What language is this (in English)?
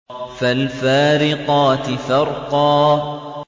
Arabic